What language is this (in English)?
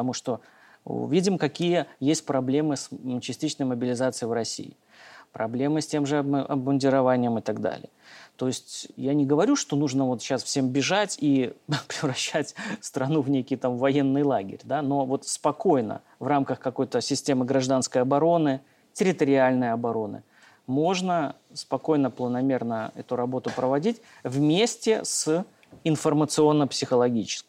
Russian